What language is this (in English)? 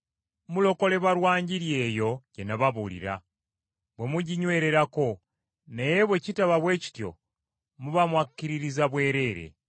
Ganda